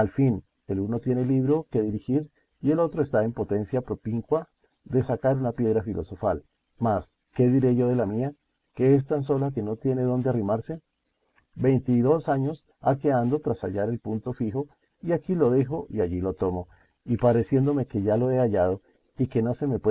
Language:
Spanish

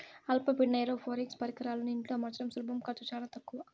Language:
Telugu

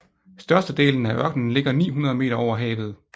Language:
Danish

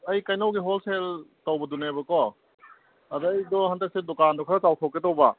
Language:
Manipuri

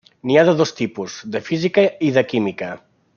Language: Catalan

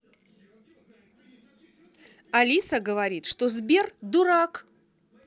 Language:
Russian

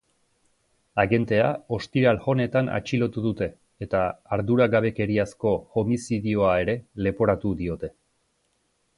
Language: Basque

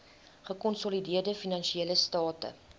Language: Afrikaans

